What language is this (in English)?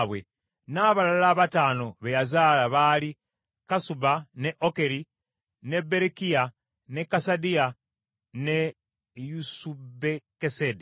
Ganda